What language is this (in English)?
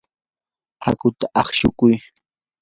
Yanahuanca Pasco Quechua